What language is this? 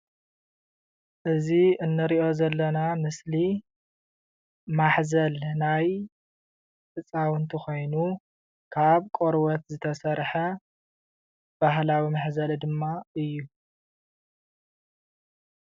Tigrinya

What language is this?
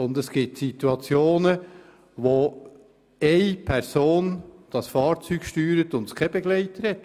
Swiss German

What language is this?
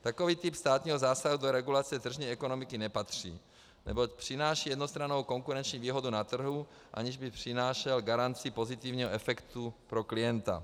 Czech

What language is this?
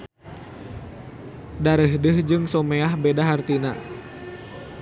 Sundanese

